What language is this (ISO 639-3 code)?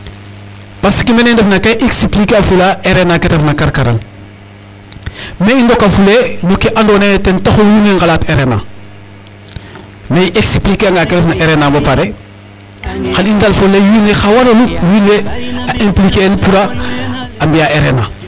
srr